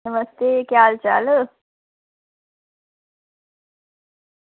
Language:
Dogri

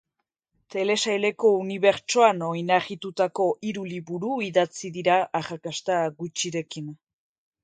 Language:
Basque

